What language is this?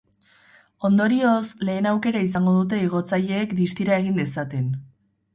Basque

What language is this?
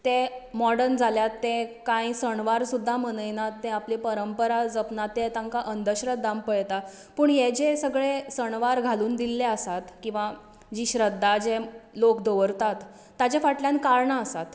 Konkani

